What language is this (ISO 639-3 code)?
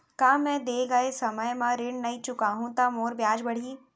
hne